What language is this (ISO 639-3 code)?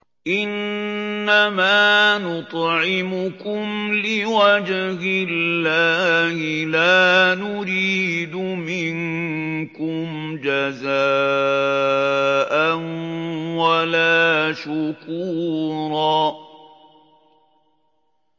ara